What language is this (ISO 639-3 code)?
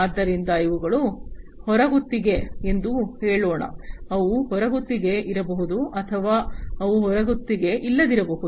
kan